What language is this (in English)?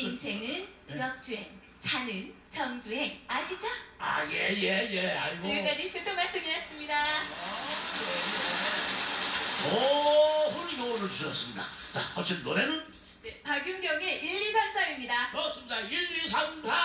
Korean